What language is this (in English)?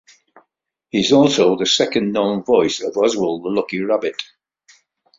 English